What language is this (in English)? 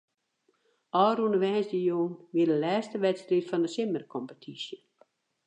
Western Frisian